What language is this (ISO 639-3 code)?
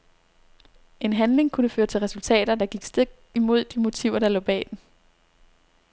dan